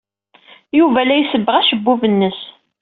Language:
Kabyle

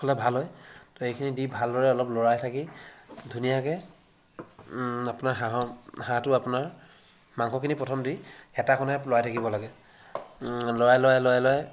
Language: Assamese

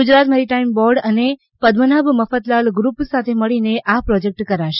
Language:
Gujarati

